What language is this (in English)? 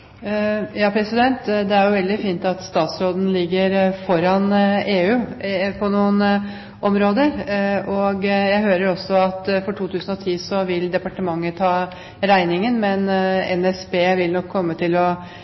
Norwegian